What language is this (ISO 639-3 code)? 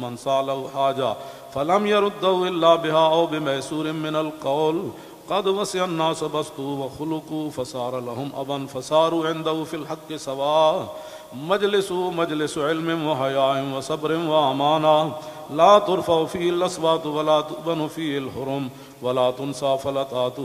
ara